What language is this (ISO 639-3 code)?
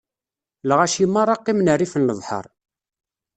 kab